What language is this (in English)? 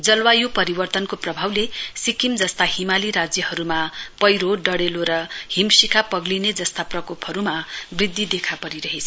Nepali